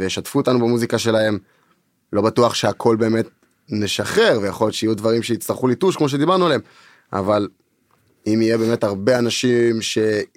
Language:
Hebrew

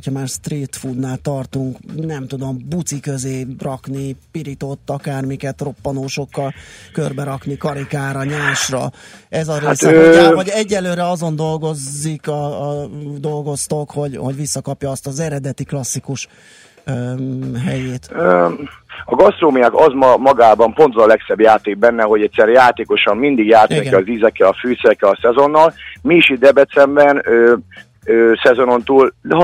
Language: Hungarian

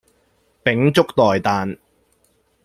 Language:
Cantonese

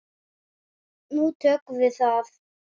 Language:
Icelandic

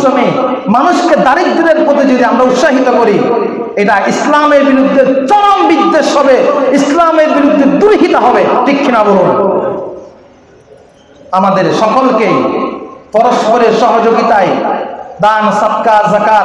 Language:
Bangla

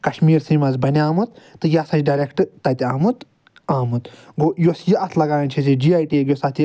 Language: Kashmiri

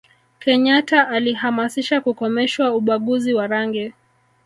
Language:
Swahili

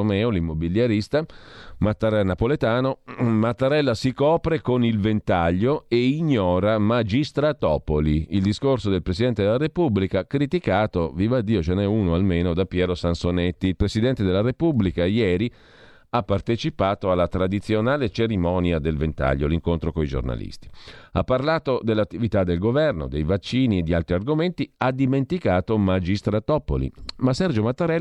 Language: Italian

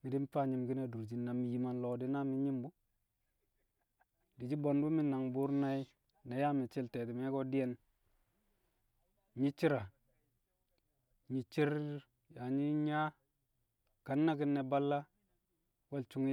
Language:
Kamo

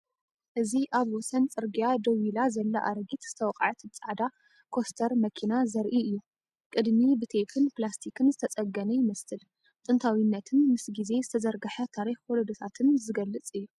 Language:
Tigrinya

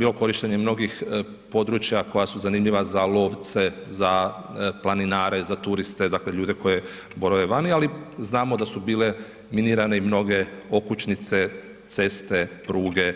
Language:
Croatian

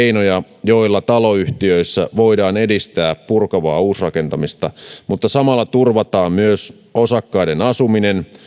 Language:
Finnish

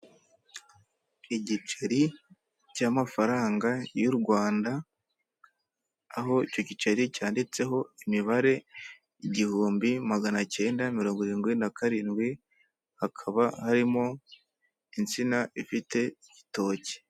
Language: Kinyarwanda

